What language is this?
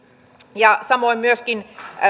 Finnish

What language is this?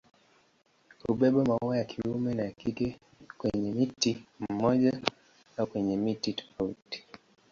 Swahili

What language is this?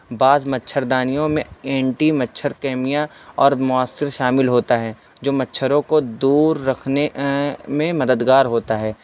Urdu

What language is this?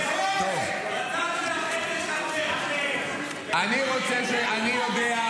Hebrew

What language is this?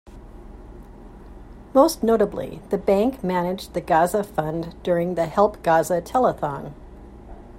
English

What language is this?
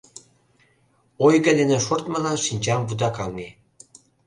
Mari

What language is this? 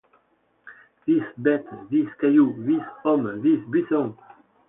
French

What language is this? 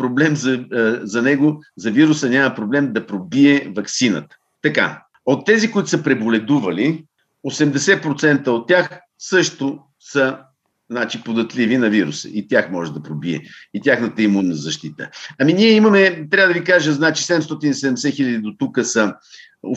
Bulgarian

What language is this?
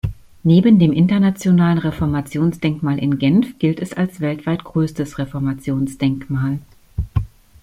German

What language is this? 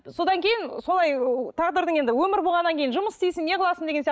Kazakh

